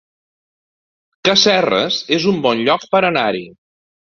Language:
Catalan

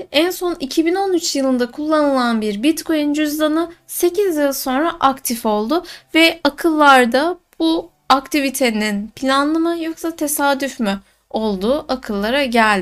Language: Turkish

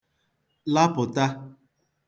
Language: Igbo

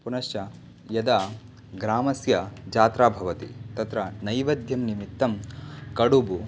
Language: Sanskrit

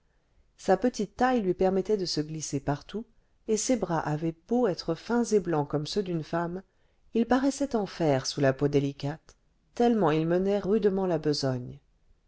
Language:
French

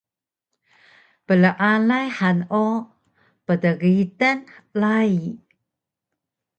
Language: Taroko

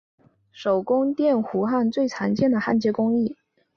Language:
Chinese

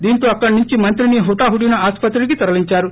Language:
Telugu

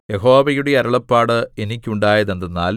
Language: Malayalam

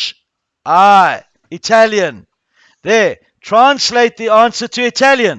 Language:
English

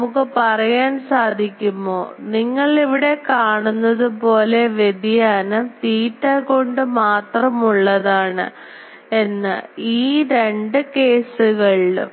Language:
Malayalam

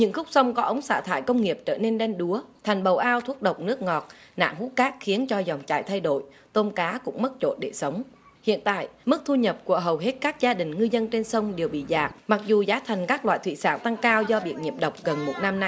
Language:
Vietnamese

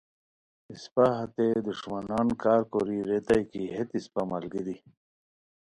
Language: Khowar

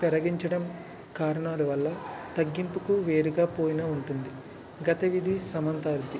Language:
Telugu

